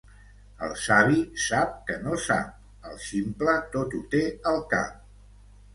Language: Catalan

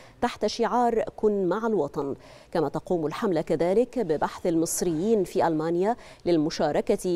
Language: Arabic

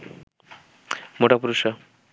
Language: Bangla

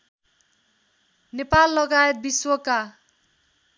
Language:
Nepali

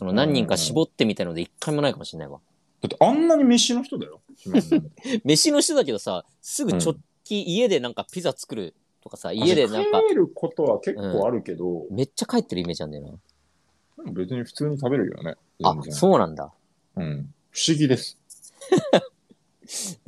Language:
Japanese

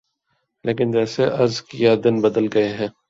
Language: Urdu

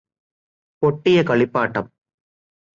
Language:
Malayalam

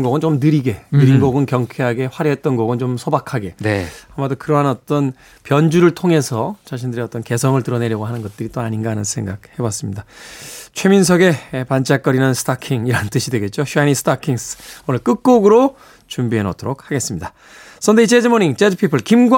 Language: Korean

